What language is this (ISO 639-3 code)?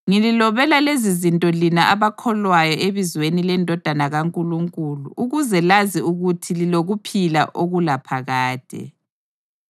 nde